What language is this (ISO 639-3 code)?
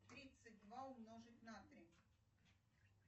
rus